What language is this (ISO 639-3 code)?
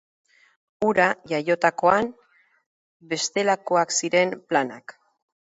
eus